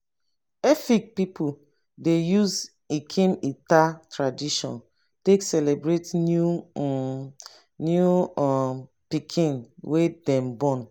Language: Nigerian Pidgin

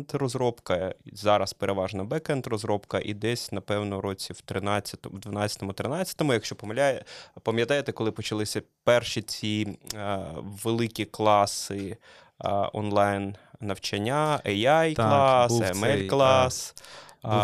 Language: Ukrainian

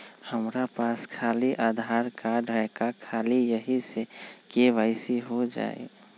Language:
Magahi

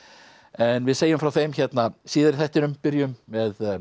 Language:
Icelandic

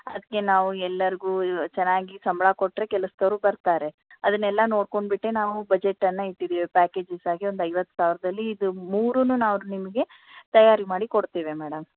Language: Kannada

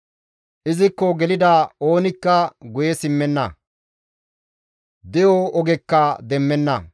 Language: Gamo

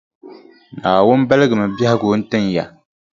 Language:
Dagbani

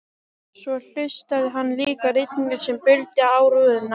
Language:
Icelandic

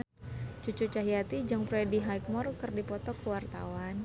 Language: Sundanese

